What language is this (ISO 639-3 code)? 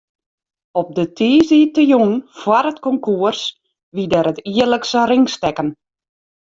fry